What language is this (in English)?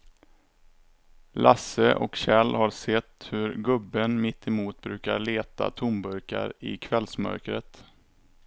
Swedish